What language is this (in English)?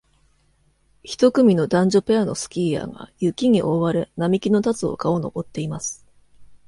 Japanese